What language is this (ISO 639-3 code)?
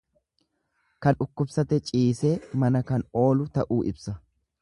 orm